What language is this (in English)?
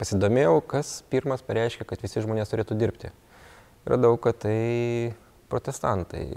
Lithuanian